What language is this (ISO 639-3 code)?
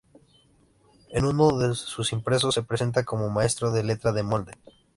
spa